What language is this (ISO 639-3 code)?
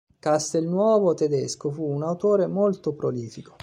ita